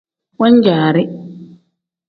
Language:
Tem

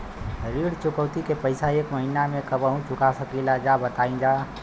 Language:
Bhojpuri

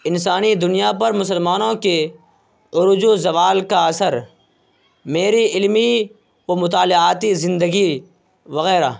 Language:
Urdu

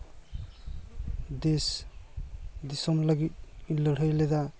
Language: Santali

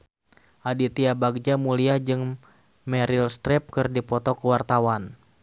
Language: Sundanese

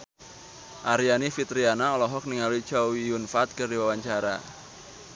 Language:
Sundanese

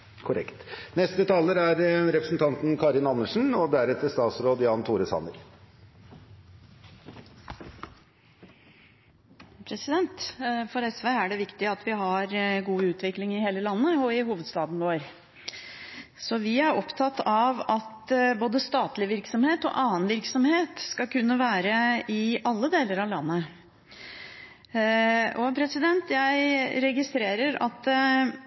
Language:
Norwegian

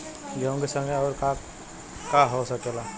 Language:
Bhojpuri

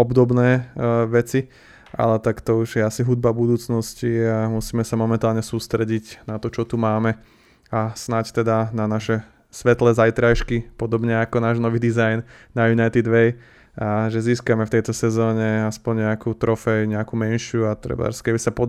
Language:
Slovak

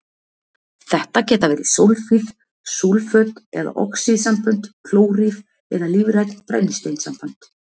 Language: Icelandic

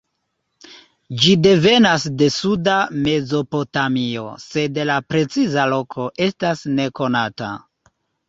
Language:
Esperanto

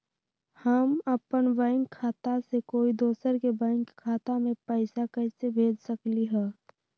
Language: Magahi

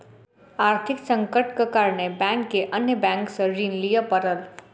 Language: Maithili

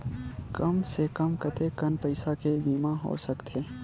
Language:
Chhattisgarhi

